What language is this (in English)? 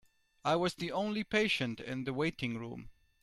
English